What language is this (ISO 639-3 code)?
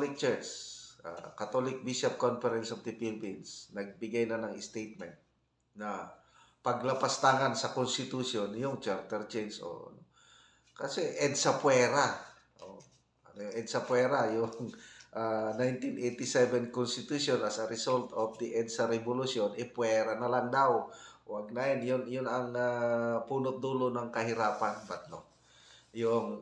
fil